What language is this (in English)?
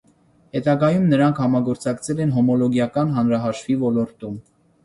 Armenian